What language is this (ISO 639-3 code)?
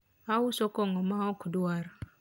luo